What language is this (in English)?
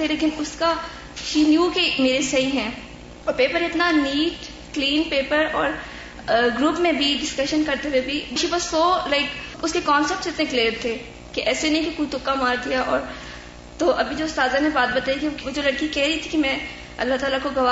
Urdu